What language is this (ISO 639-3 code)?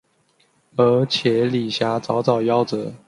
zho